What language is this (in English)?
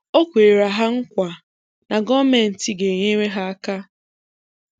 Igbo